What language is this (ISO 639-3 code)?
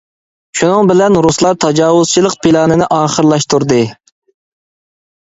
uig